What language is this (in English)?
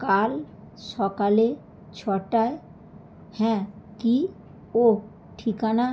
Bangla